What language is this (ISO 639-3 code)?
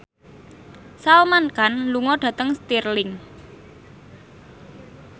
jav